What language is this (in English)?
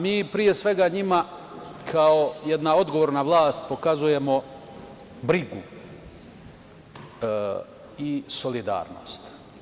Serbian